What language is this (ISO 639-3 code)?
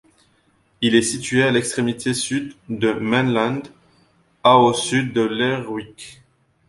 fra